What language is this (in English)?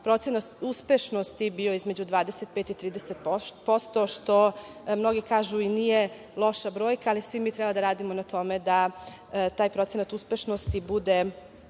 Serbian